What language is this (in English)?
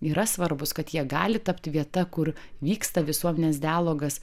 Lithuanian